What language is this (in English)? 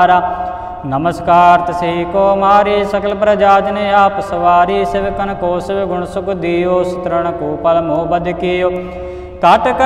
Hindi